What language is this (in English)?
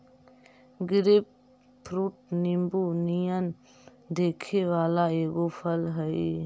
Magahi